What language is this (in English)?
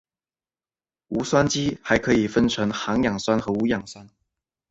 Chinese